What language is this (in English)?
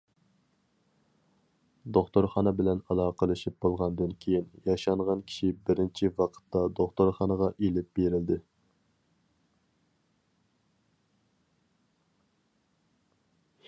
Uyghur